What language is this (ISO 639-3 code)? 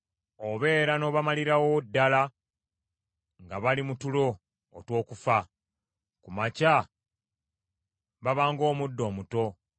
lug